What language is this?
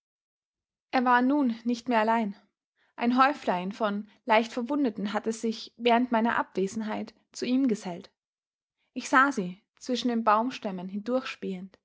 German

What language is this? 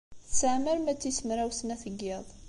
Kabyle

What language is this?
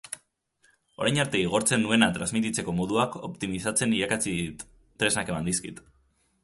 Basque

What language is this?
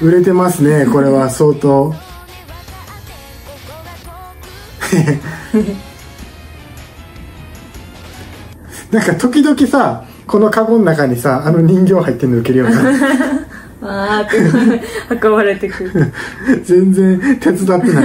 Japanese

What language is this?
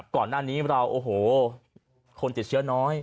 Thai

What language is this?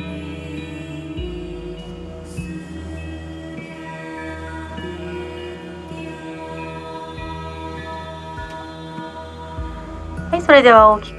Japanese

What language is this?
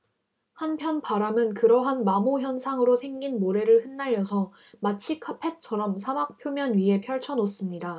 Korean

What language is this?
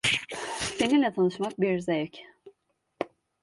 Turkish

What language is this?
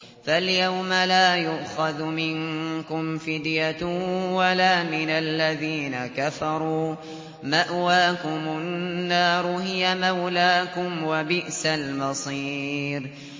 Arabic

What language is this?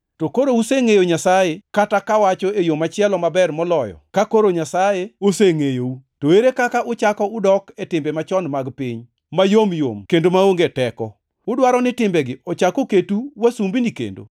Luo (Kenya and Tanzania)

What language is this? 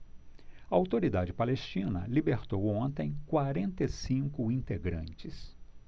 Portuguese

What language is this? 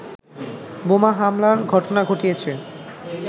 Bangla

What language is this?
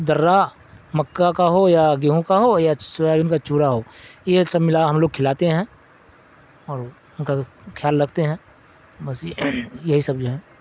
Urdu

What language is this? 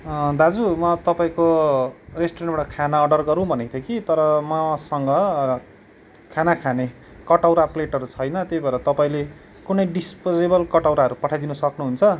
Nepali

